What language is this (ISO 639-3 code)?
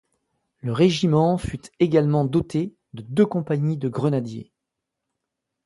fra